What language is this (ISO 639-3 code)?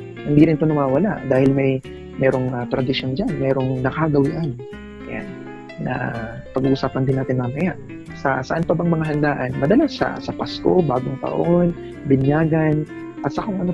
fil